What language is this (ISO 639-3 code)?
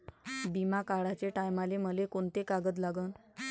mar